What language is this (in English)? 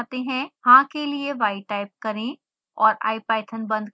Hindi